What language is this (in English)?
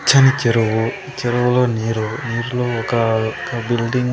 Telugu